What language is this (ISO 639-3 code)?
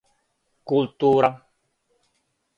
srp